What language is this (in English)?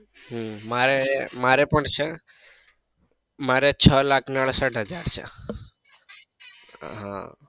Gujarati